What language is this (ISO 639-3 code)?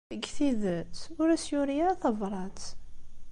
kab